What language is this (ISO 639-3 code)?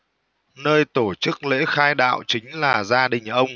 vie